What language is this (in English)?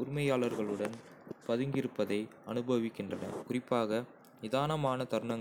Kota (India)